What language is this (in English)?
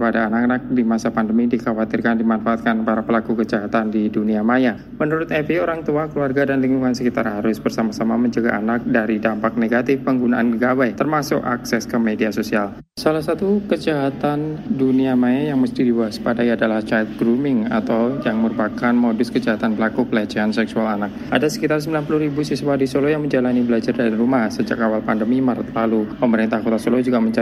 Indonesian